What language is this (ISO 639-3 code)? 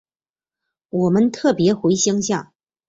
zho